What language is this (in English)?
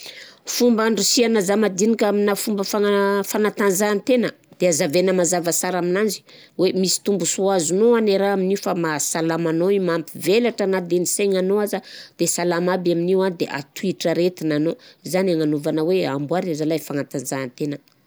Southern Betsimisaraka Malagasy